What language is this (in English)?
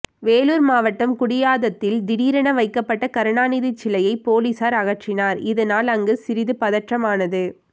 Tamil